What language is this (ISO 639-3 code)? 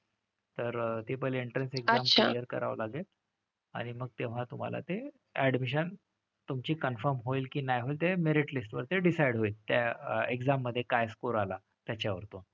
mar